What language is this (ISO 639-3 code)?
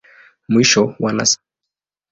swa